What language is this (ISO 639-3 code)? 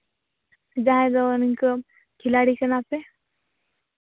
sat